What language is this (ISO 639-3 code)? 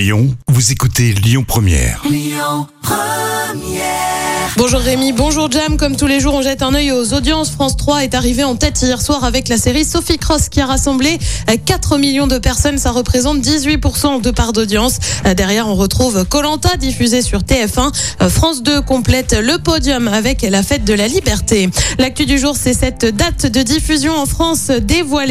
fra